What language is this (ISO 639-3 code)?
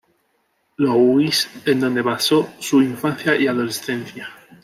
spa